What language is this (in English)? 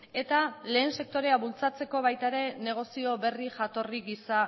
Basque